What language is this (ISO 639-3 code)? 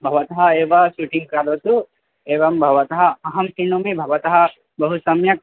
san